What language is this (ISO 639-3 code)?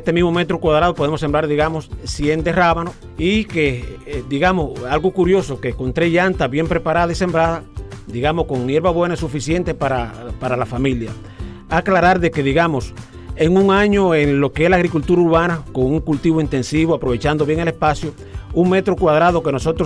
spa